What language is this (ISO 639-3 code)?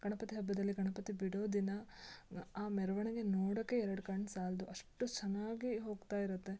kan